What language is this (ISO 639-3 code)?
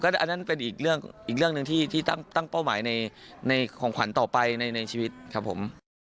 tha